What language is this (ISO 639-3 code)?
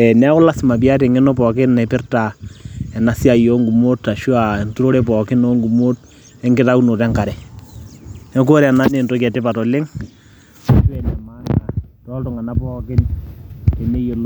mas